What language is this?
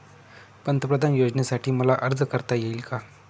Marathi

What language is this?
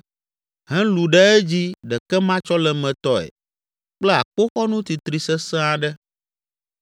Ewe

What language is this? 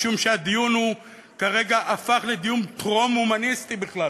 Hebrew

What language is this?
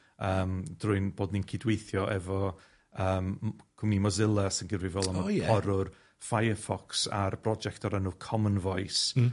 Welsh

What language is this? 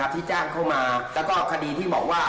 Thai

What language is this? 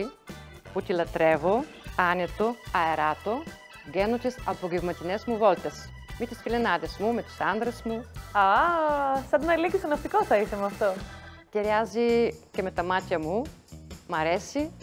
Greek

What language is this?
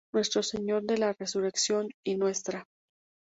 Spanish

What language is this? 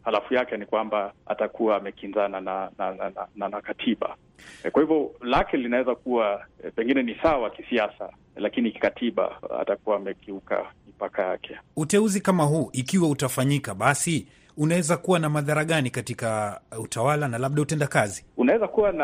Swahili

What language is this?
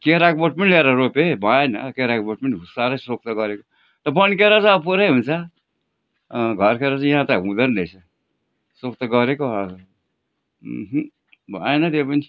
Nepali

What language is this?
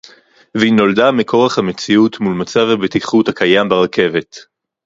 Hebrew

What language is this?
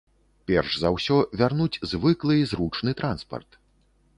Belarusian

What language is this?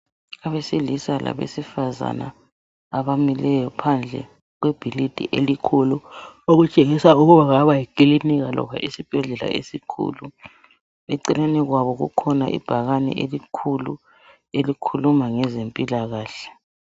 North Ndebele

